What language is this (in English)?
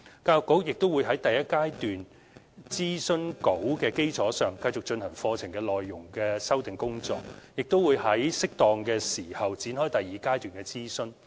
Cantonese